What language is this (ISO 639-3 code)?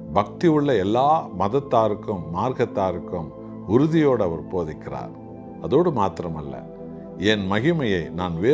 hin